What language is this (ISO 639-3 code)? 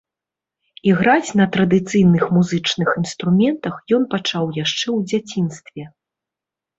bel